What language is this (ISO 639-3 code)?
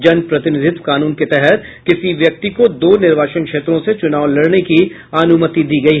hin